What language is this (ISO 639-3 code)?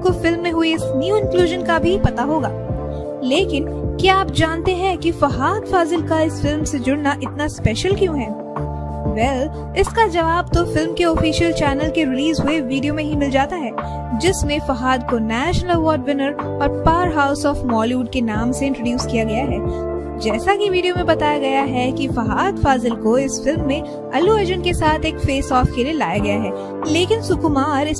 hin